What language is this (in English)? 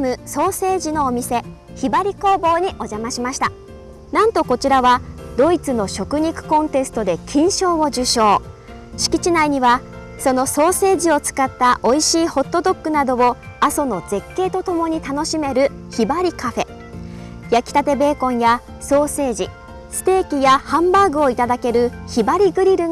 Japanese